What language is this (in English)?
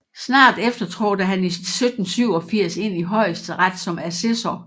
Danish